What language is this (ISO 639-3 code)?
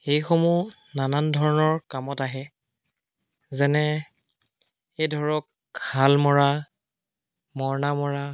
asm